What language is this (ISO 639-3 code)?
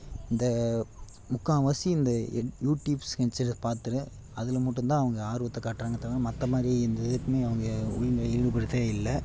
tam